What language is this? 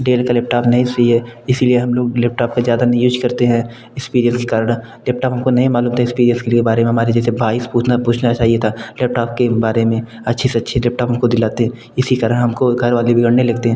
Hindi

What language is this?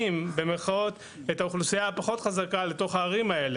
Hebrew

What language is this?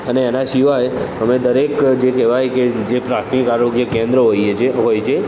Gujarati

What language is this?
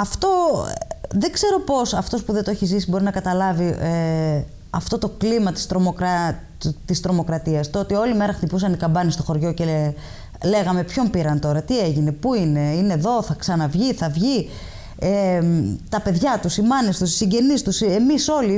Greek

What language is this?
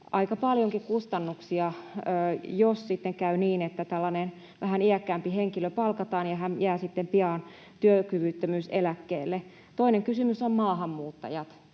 Finnish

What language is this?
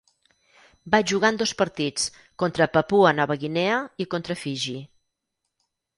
Catalan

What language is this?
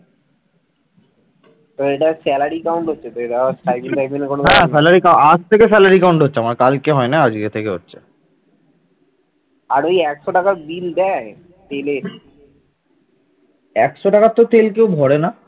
Bangla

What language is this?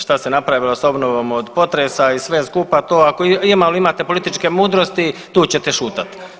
Croatian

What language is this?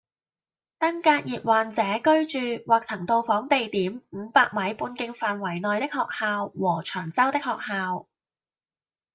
Cantonese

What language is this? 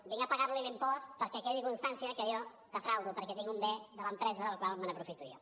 Catalan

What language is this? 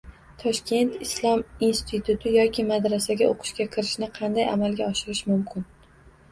Uzbek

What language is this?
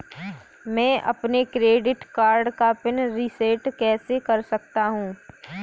Hindi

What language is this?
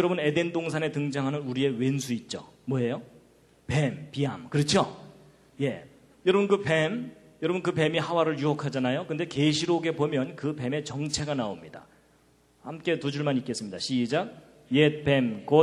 Korean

